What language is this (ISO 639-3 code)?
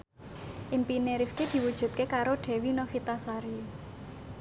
jav